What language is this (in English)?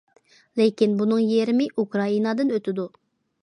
Uyghur